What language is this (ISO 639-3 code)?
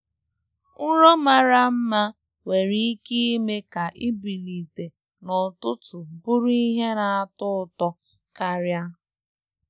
ibo